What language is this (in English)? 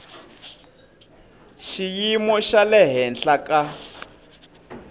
Tsonga